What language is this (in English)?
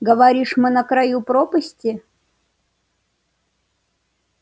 Russian